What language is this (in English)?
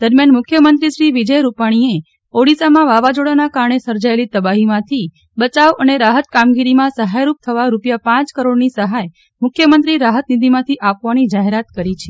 Gujarati